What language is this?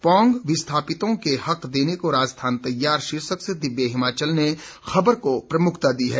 Hindi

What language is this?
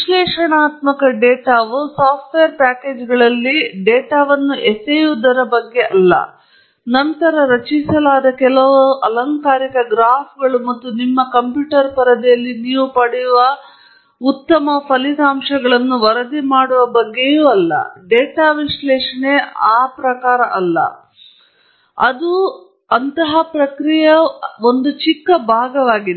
Kannada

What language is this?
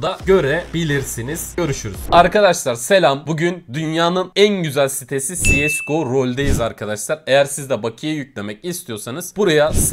Turkish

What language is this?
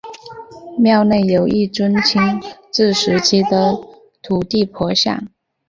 Chinese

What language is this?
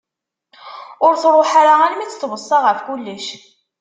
Kabyle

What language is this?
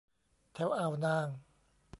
Thai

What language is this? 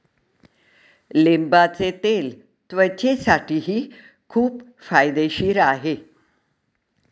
Marathi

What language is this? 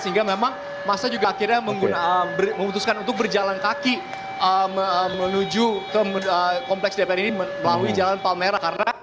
Indonesian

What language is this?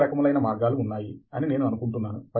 Telugu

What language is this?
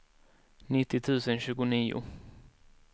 Swedish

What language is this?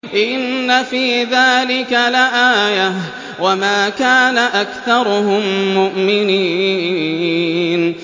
Arabic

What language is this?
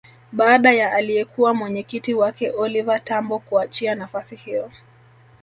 Swahili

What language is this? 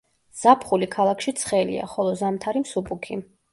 Georgian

